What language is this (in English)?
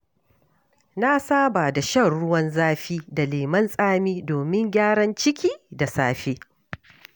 Hausa